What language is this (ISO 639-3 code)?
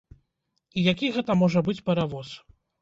bel